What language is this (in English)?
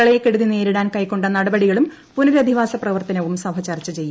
Malayalam